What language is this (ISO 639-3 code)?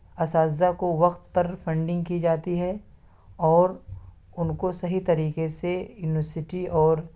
urd